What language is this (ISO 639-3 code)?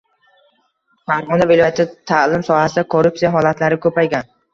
uzb